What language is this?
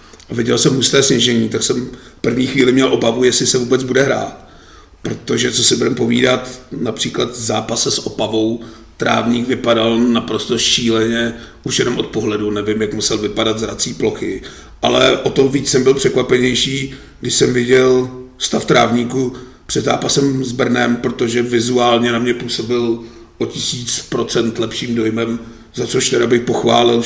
Czech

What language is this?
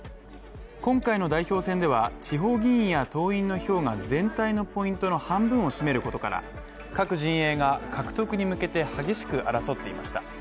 Japanese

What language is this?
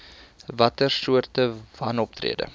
Afrikaans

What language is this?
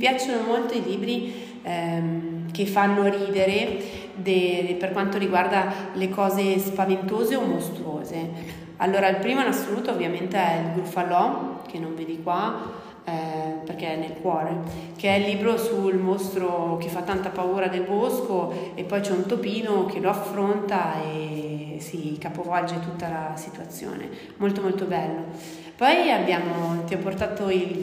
Italian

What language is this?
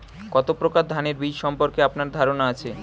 Bangla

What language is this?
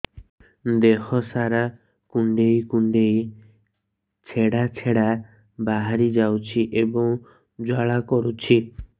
Odia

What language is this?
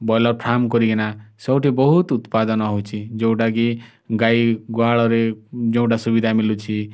Odia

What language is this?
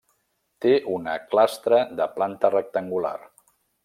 Catalan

